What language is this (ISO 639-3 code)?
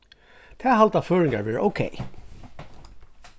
fao